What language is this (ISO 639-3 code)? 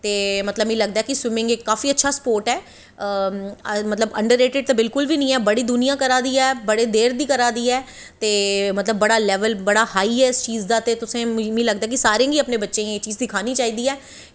doi